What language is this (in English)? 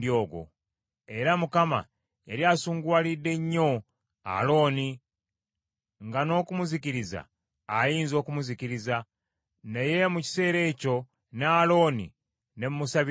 Ganda